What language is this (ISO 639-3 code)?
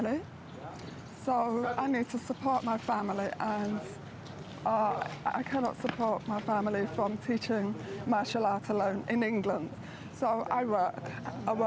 ind